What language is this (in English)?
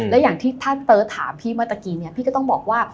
Thai